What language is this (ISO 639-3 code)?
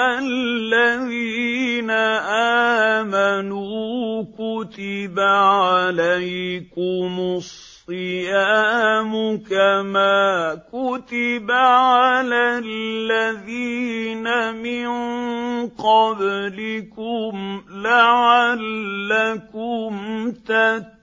ara